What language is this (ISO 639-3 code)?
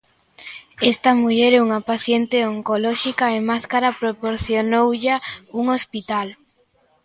glg